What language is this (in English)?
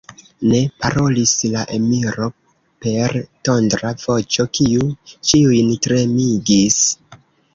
Esperanto